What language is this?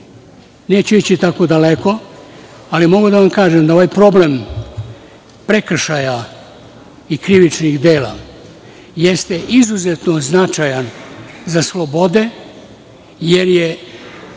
Serbian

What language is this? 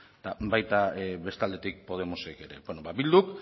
Basque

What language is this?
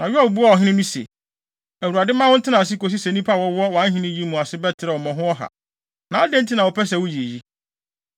Akan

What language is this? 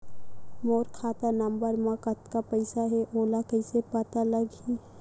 Chhattisgarhi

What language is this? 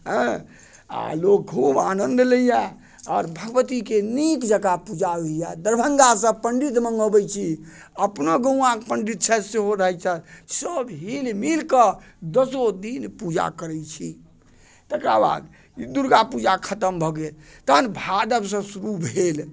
Maithili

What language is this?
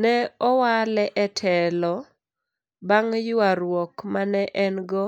Luo (Kenya and Tanzania)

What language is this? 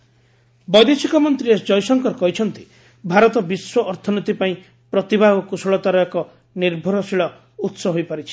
Odia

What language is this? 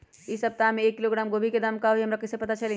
Magahi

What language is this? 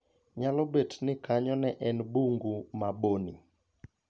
Luo (Kenya and Tanzania)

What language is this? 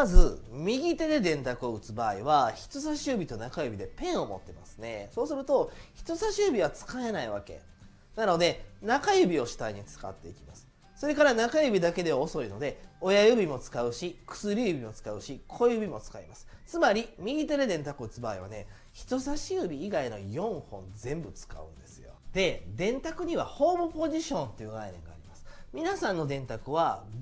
Japanese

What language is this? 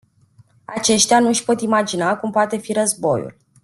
Romanian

